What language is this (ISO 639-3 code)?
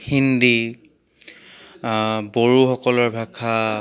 asm